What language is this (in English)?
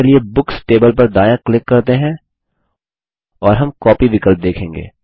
Hindi